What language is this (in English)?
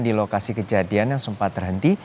Indonesian